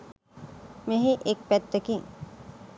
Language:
Sinhala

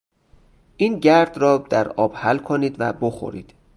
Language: Persian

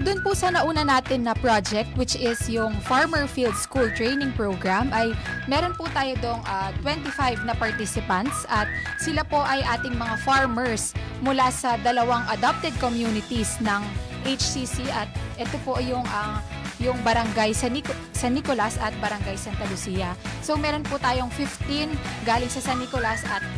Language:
Filipino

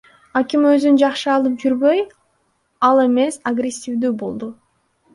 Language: Kyrgyz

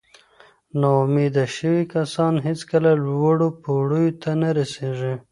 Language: Pashto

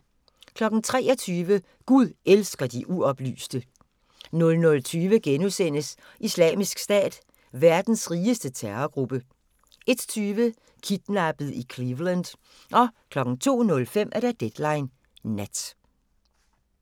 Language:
Danish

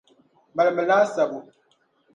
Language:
Dagbani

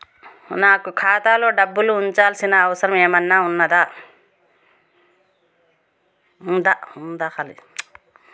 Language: Telugu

